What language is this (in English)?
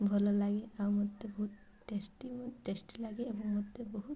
Odia